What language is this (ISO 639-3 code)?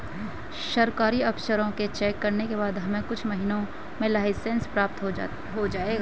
hin